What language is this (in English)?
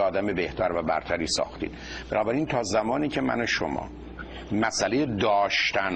Persian